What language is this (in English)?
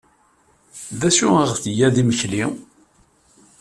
Kabyle